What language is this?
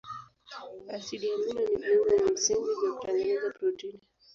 Swahili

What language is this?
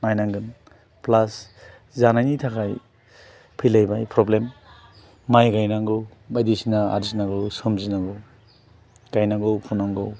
Bodo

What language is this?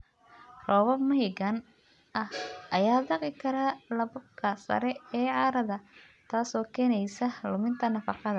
Somali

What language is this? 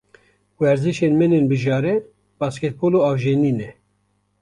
Kurdish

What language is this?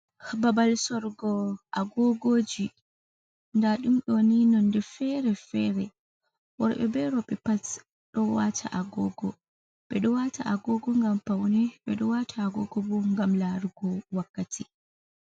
Fula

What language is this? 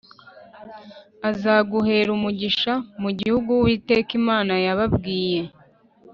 Kinyarwanda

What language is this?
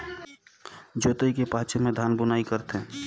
Chhattisgarhi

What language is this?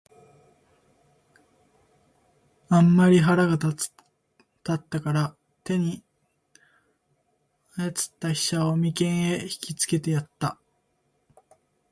Japanese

